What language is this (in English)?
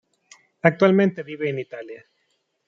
Spanish